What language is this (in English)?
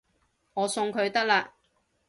Cantonese